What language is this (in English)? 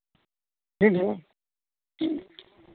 Santali